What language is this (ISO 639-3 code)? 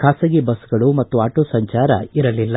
kan